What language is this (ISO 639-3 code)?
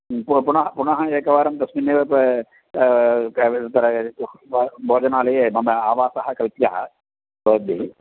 san